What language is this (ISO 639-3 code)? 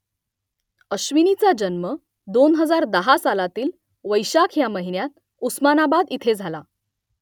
mar